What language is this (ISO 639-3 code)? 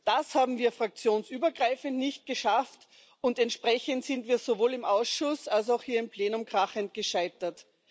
deu